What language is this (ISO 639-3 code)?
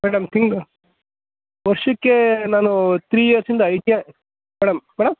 kan